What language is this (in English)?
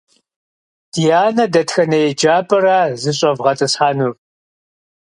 Kabardian